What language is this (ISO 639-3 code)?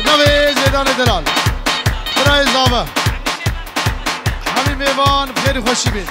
fra